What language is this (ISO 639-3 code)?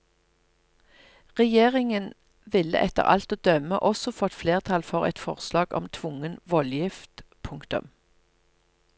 nor